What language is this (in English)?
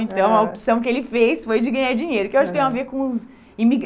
Portuguese